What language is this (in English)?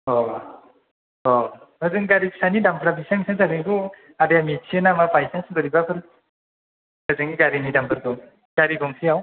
Bodo